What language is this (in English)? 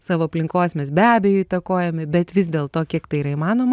Lithuanian